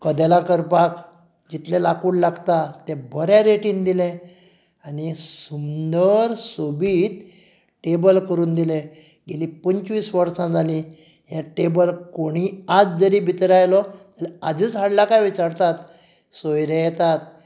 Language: Konkani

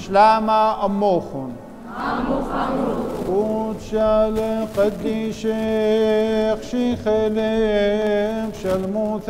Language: Arabic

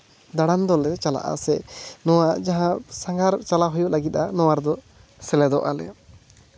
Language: Santali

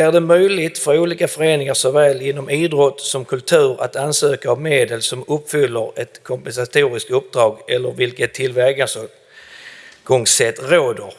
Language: Swedish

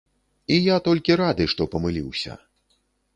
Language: Belarusian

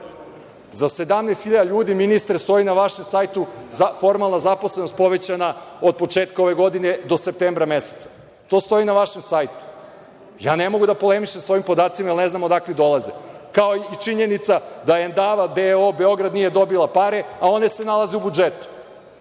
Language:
Serbian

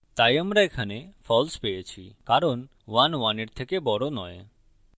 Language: Bangla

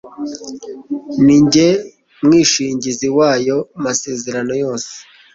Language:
Kinyarwanda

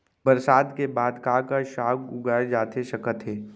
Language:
Chhattisgarhi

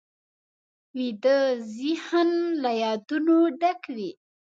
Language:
Pashto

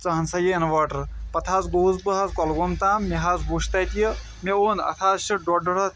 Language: Kashmiri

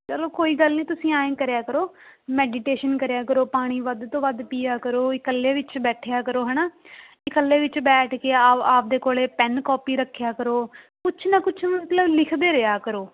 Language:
Punjabi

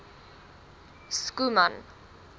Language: Afrikaans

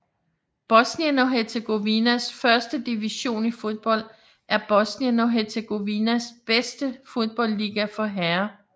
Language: Danish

